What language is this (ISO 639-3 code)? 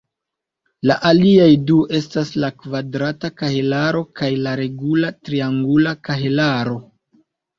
epo